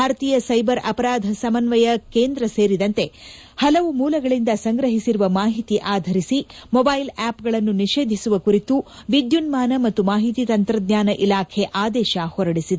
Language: Kannada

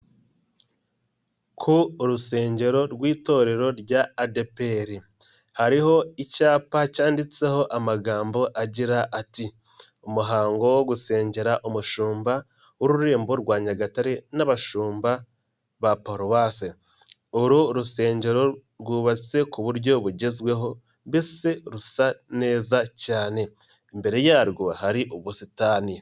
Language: Kinyarwanda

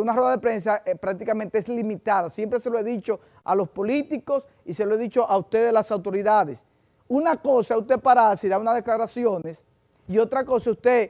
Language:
Spanish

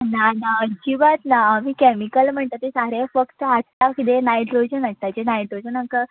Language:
Konkani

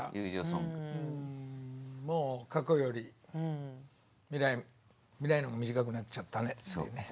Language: Japanese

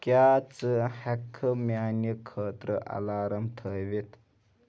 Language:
Kashmiri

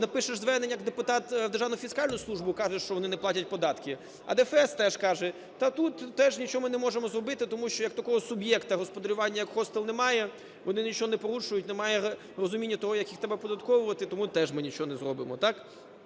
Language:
Ukrainian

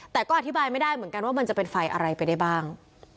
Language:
Thai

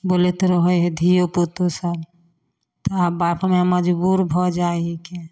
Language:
Maithili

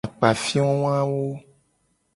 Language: Gen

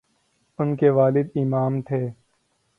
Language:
Urdu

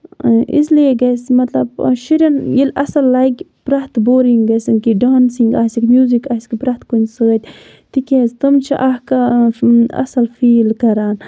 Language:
Kashmiri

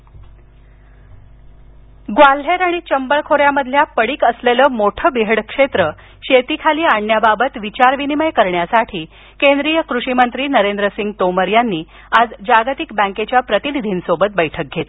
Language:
Marathi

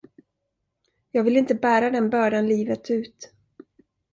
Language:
Swedish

